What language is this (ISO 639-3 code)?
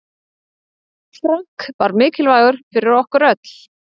isl